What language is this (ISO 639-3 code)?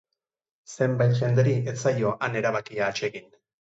eus